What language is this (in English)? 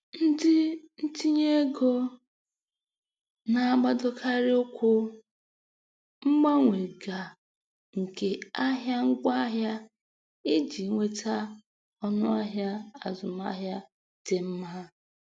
Igbo